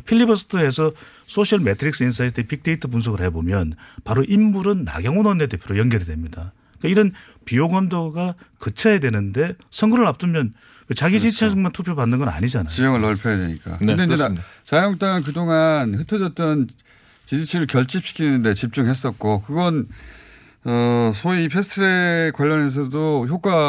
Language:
Korean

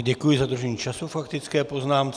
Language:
Czech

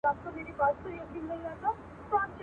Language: Pashto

